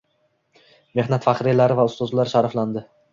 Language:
Uzbek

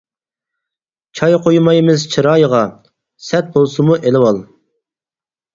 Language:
Uyghur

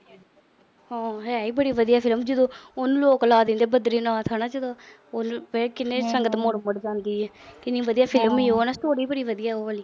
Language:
Punjabi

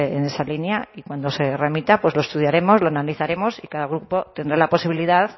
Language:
Spanish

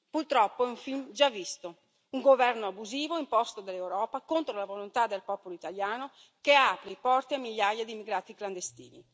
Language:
Italian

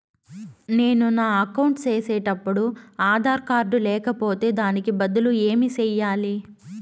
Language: Telugu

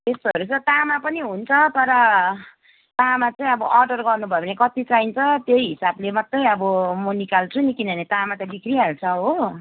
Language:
Nepali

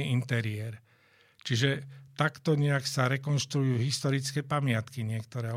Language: Slovak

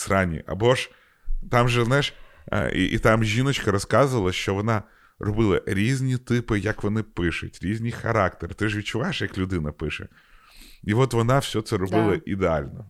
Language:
Ukrainian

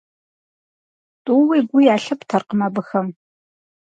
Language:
Kabardian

